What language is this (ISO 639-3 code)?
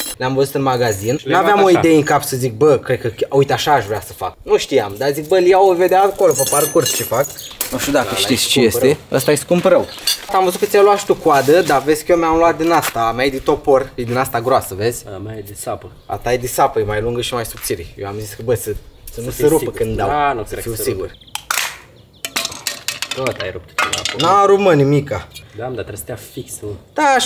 ron